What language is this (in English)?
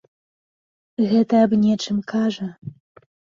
Belarusian